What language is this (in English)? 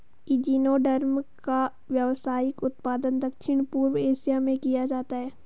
Hindi